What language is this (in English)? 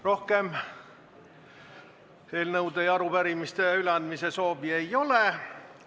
Estonian